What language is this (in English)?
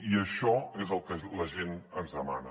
Catalan